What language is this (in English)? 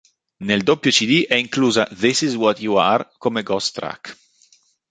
Italian